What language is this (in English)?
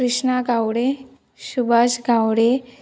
Konkani